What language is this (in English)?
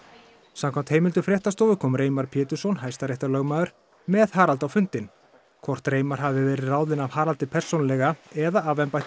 Icelandic